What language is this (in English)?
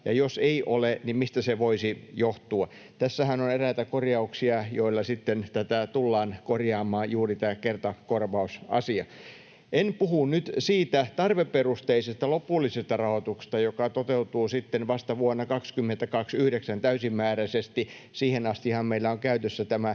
Finnish